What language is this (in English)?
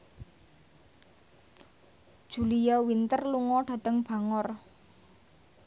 Javanese